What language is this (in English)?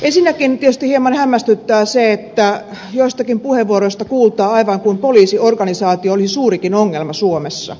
Finnish